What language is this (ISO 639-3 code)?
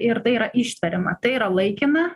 lit